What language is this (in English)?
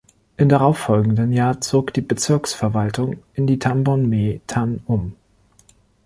German